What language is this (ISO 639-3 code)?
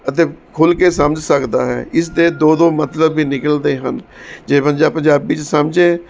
pan